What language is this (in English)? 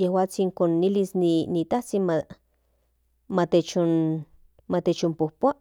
Central Nahuatl